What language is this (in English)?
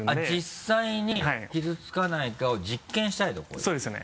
Japanese